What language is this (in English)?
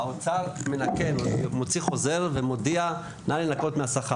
Hebrew